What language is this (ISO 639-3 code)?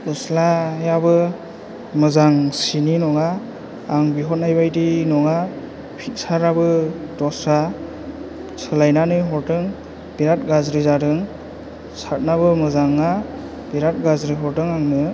brx